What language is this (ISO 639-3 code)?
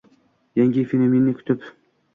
uzb